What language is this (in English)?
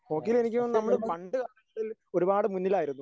Malayalam